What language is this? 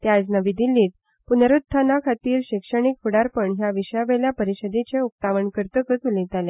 Konkani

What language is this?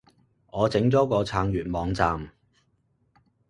Cantonese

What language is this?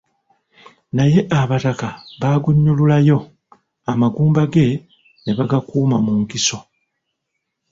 Ganda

